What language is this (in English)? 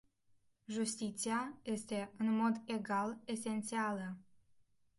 Romanian